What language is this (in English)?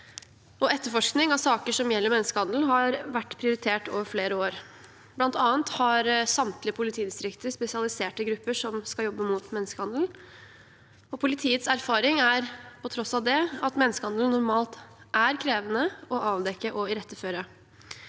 Norwegian